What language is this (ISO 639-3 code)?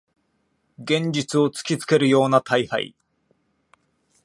jpn